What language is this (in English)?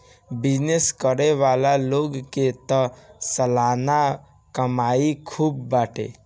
Bhojpuri